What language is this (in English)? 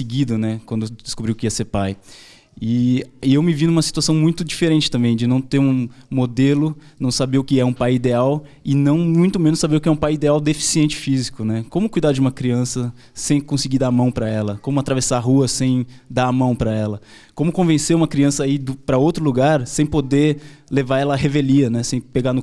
Portuguese